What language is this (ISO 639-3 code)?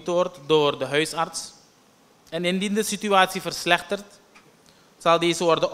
nld